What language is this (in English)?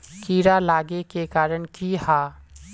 Magahi